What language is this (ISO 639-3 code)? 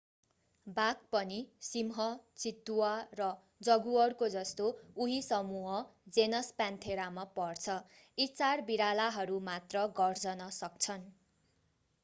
nep